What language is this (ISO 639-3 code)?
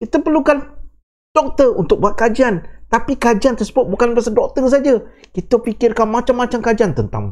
msa